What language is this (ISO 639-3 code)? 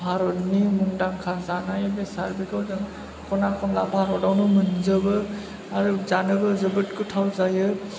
brx